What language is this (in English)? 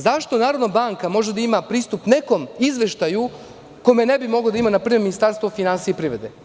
Serbian